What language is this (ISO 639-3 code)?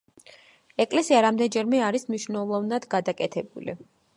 kat